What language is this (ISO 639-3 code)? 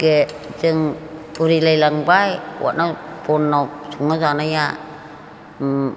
brx